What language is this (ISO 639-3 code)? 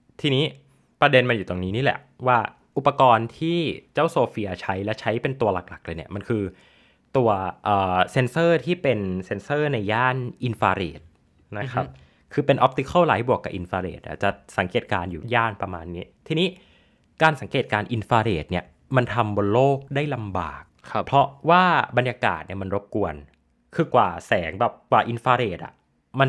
tha